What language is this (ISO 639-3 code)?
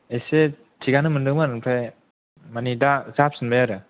brx